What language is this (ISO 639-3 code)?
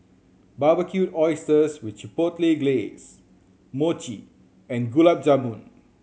eng